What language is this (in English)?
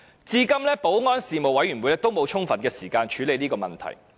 Cantonese